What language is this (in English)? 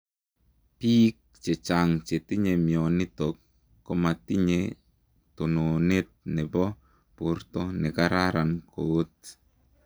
Kalenjin